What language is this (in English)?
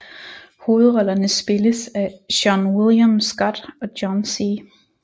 Danish